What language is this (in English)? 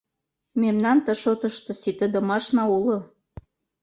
Mari